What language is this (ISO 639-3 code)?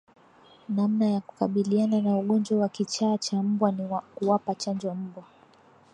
swa